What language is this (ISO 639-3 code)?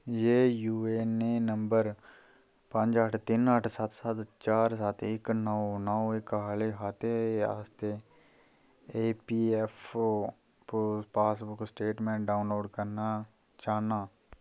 doi